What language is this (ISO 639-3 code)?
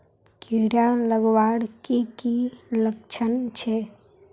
mag